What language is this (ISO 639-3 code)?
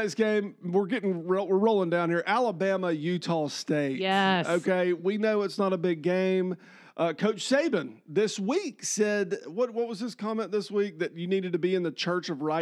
eng